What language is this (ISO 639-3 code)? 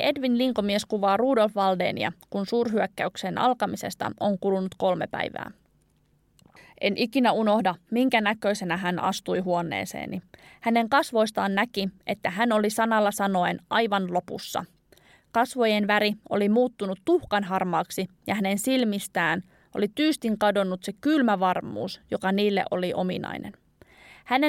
fin